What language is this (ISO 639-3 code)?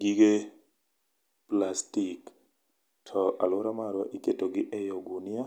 luo